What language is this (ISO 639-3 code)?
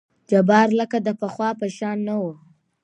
pus